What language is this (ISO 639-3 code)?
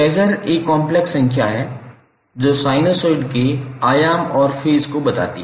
hin